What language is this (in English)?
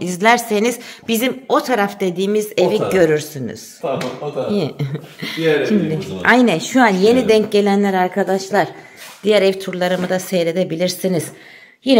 Turkish